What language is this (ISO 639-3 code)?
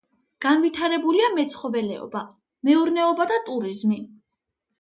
kat